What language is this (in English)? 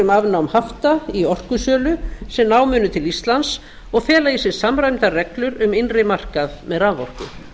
Icelandic